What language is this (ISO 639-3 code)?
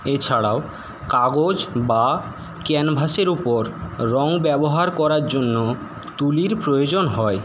ben